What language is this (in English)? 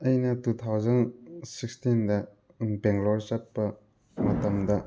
Manipuri